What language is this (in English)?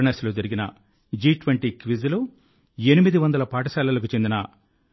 Telugu